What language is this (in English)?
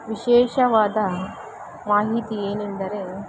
Kannada